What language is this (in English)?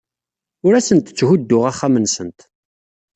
Kabyle